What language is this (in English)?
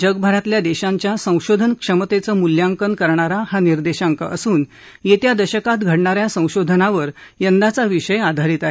Marathi